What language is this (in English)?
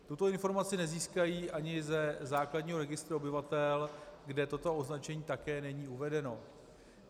Czech